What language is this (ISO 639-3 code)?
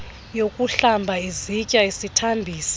xho